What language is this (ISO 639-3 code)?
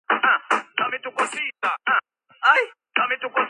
kat